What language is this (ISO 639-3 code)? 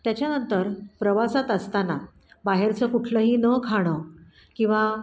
mar